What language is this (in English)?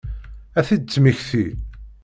Kabyle